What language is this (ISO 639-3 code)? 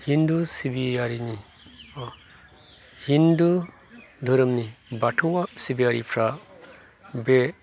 brx